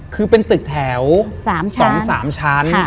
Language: Thai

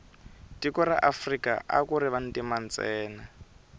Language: Tsonga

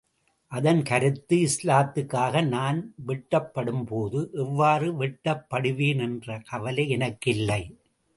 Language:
Tamil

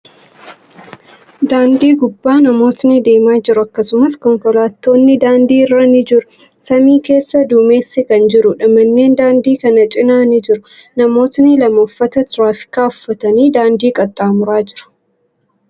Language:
Oromo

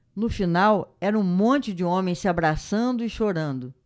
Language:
Portuguese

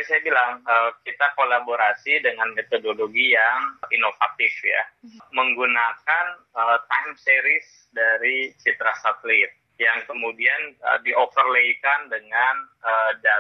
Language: Indonesian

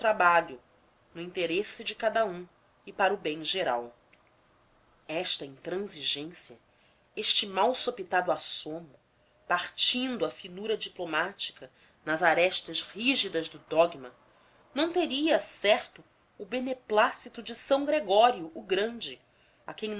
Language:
Portuguese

